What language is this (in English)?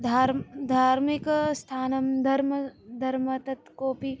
Sanskrit